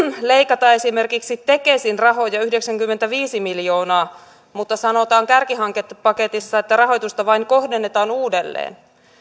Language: Finnish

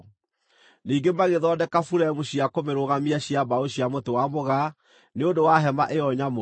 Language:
Kikuyu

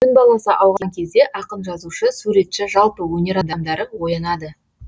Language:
Kazakh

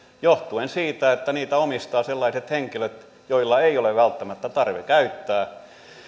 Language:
Finnish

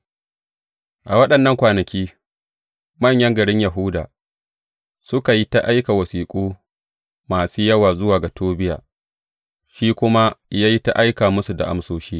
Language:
Hausa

